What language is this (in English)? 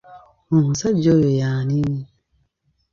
Ganda